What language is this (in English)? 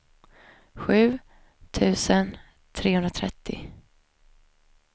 Swedish